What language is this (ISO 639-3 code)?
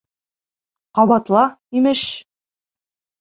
bak